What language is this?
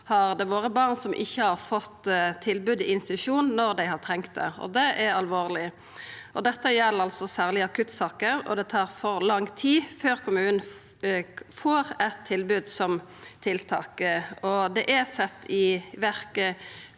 Norwegian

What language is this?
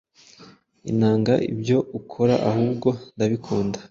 Kinyarwanda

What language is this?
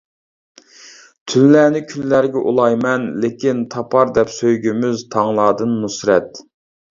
Uyghur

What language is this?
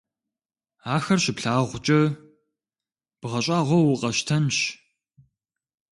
Kabardian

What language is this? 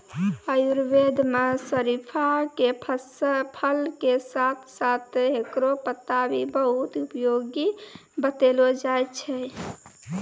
Maithili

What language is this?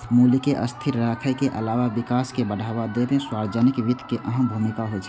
Maithili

